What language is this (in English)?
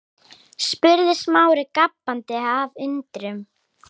Icelandic